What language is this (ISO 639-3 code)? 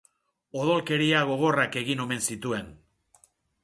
eus